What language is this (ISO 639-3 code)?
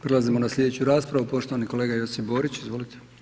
hrv